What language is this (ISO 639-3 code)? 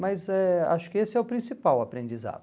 por